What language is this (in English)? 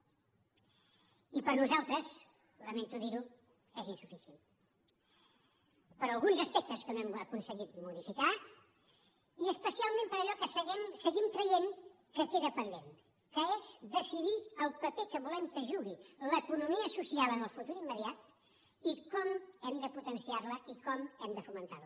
Catalan